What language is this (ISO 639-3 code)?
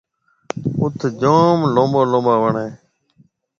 mve